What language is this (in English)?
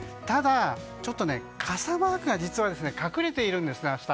Japanese